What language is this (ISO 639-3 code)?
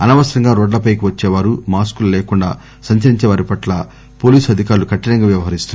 tel